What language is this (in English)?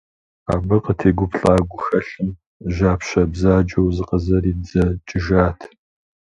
Kabardian